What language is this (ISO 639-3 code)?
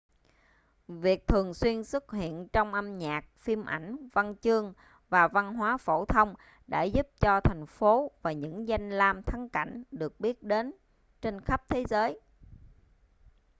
vie